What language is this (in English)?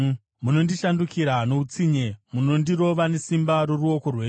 Shona